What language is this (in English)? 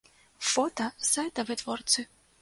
Belarusian